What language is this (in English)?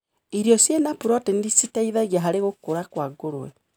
Kikuyu